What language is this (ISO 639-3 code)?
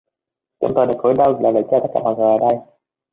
vie